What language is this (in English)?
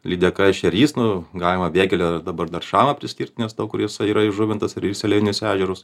Lithuanian